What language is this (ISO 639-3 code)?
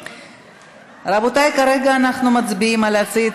heb